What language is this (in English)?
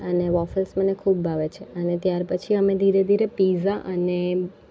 Gujarati